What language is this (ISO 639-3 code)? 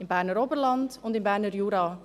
gsw